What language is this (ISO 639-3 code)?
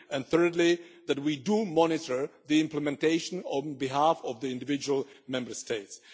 eng